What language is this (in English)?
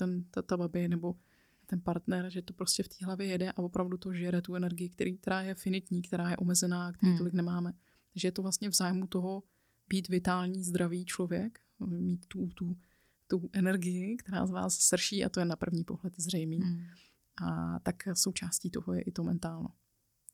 Czech